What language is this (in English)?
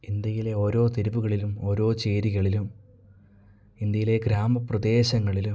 Malayalam